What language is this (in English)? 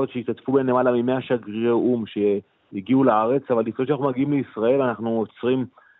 Hebrew